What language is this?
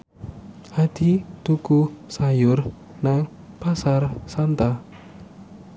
Javanese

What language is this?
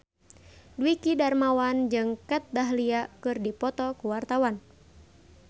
Sundanese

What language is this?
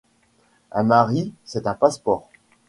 French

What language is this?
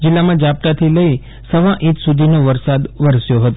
Gujarati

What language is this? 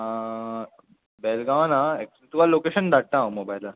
Konkani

